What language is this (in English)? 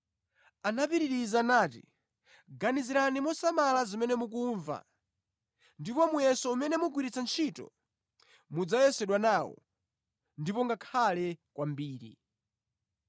Nyanja